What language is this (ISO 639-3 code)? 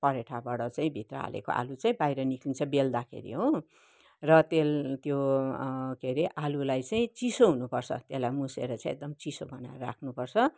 nep